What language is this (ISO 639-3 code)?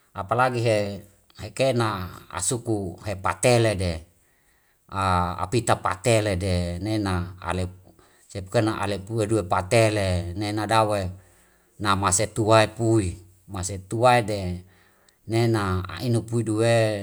weo